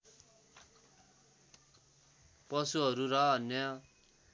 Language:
Nepali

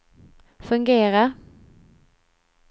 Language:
Swedish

